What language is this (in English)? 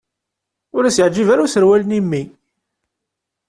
Kabyle